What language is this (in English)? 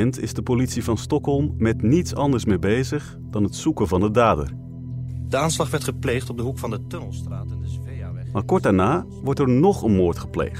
Dutch